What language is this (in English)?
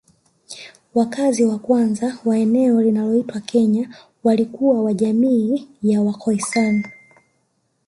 Swahili